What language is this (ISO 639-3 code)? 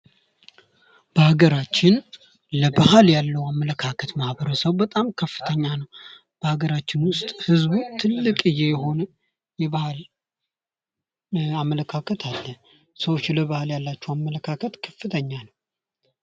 amh